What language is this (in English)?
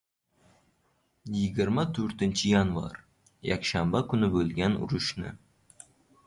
Uzbek